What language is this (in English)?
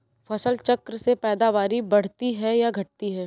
Hindi